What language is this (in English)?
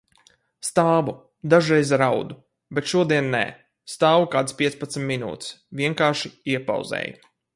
Latvian